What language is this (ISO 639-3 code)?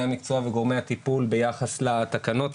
heb